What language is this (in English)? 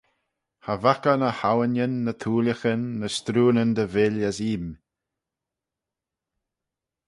Manx